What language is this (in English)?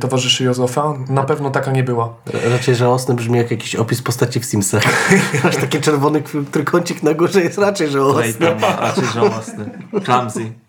Polish